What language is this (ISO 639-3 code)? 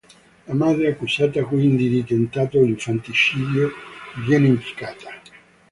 ita